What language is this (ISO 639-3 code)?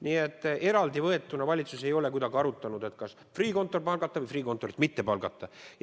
est